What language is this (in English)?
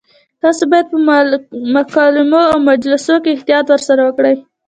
Pashto